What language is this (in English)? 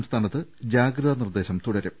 Malayalam